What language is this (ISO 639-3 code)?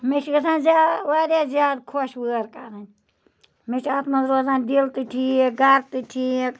kas